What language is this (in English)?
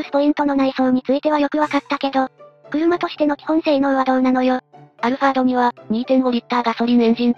Japanese